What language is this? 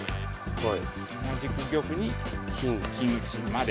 Japanese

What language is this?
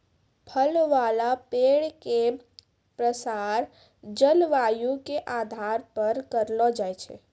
Maithili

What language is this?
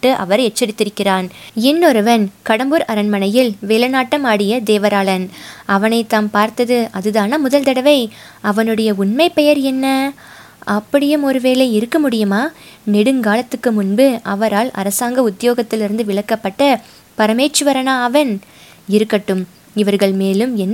Tamil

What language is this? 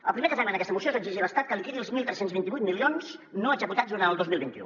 Catalan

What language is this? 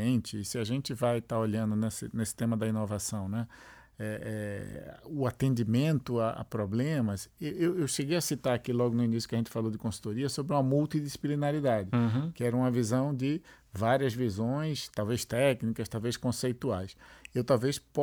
Portuguese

